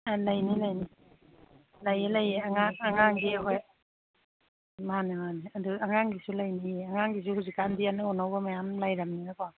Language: Manipuri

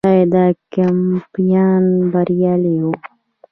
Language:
Pashto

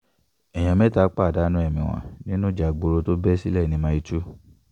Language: Yoruba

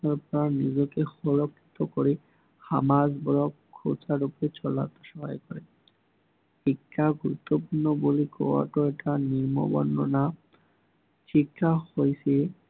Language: Assamese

